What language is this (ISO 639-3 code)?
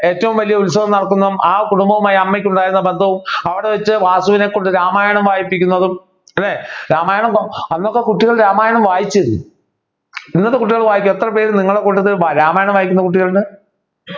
mal